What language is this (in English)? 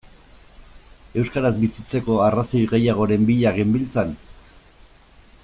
Basque